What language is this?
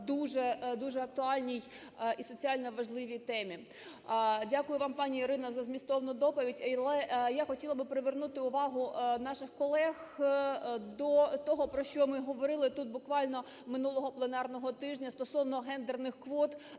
Ukrainian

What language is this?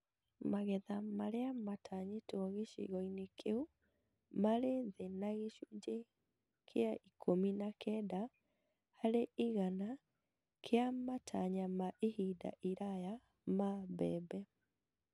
Kikuyu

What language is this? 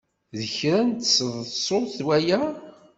Kabyle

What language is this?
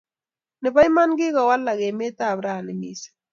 Kalenjin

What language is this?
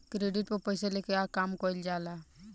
Bhojpuri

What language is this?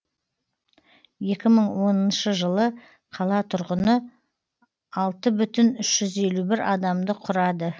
Kazakh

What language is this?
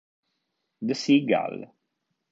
Italian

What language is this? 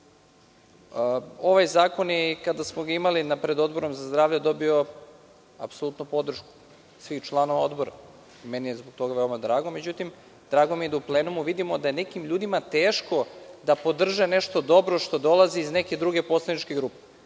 Serbian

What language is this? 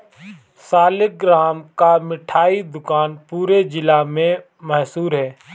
Hindi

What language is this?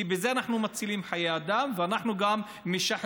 Hebrew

